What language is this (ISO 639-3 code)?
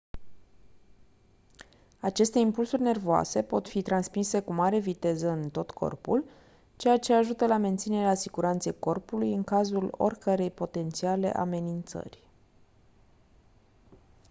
ron